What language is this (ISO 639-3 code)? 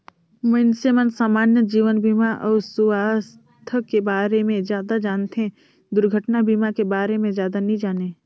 hne